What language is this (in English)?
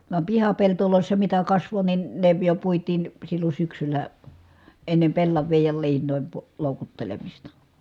Finnish